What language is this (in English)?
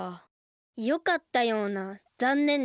Japanese